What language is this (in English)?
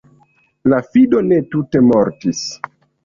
Esperanto